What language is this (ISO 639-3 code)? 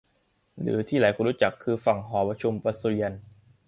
tha